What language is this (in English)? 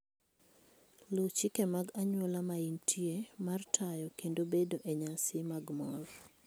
Luo (Kenya and Tanzania)